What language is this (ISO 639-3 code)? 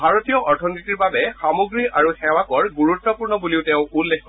asm